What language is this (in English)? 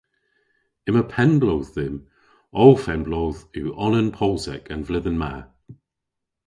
Cornish